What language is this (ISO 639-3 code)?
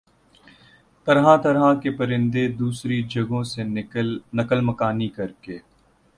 urd